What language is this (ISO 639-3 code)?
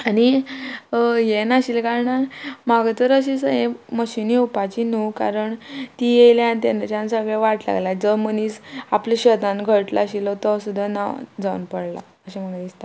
kok